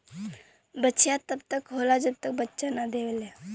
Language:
Bhojpuri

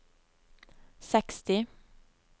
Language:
Norwegian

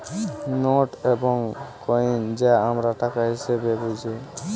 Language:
Bangla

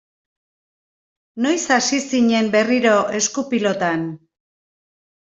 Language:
Basque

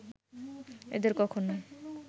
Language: Bangla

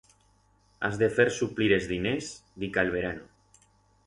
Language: Aragonese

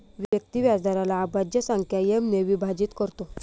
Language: Marathi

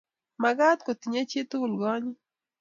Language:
Kalenjin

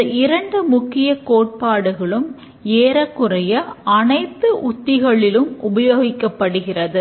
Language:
Tamil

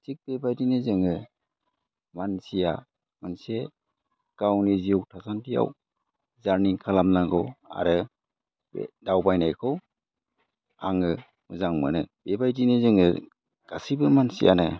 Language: Bodo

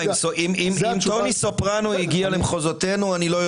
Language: Hebrew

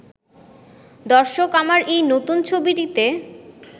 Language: Bangla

